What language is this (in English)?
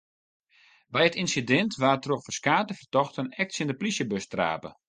Western Frisian